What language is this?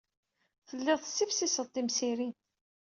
Kabyle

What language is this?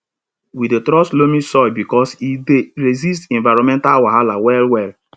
Nigerian Pidgin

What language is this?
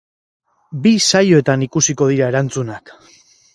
Basque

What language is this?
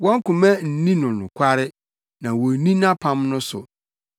Akan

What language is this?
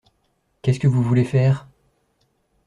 French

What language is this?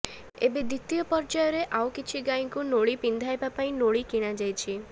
Odia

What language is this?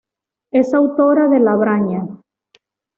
Spanish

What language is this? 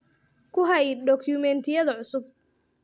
Somali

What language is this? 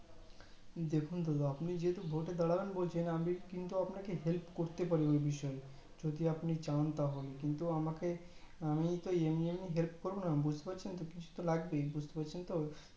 Bangla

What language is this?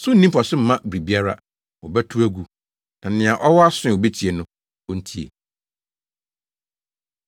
Akan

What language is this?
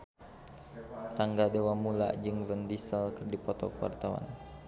Sundanese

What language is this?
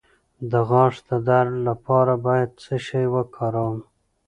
Pashto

